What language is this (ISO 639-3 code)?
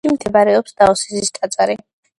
kat